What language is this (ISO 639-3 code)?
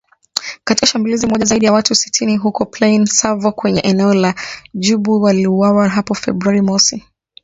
swa